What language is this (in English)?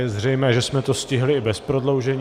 Czech